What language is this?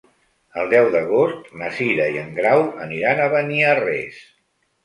Catalan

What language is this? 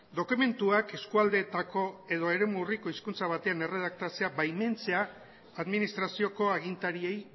Basque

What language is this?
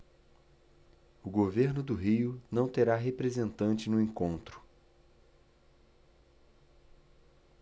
Portuguese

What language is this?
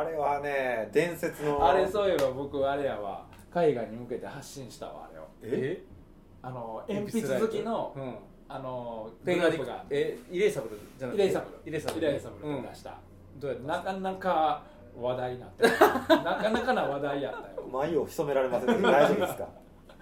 Japanese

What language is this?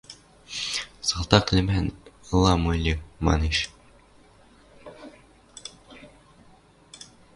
Western Mari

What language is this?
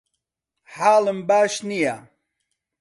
Central Kurdish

